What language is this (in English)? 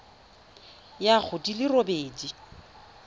Tswana